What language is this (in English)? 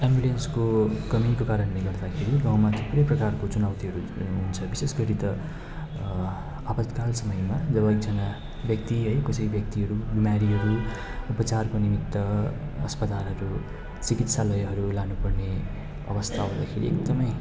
Nepali